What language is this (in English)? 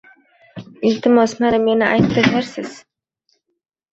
Uzbek